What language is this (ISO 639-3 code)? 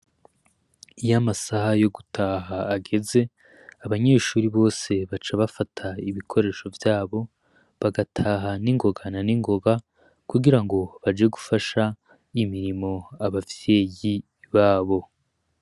run